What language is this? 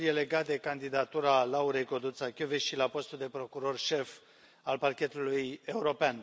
Romanian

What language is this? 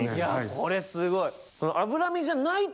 Japanese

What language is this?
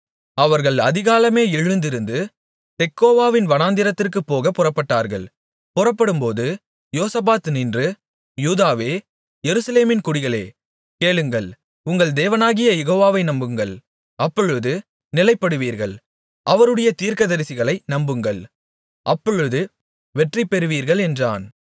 Tamil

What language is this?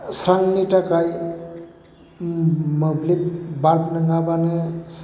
Bodo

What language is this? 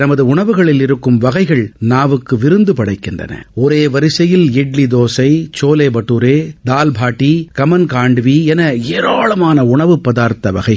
Tamil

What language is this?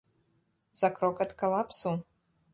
Belarusian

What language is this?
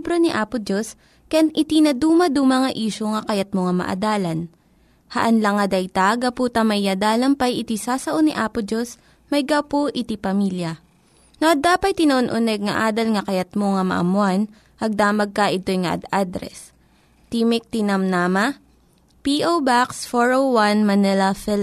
Filipino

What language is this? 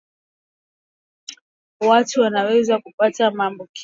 Swahili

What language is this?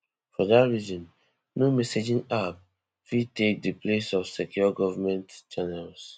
Nigerian Pidgin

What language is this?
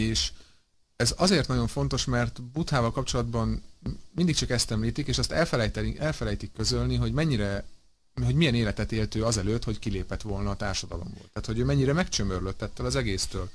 Hungarian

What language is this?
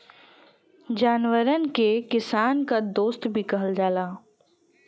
Bhojpuri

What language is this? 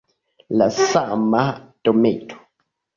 Esperanto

